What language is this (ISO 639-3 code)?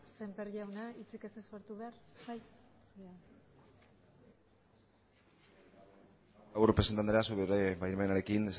eus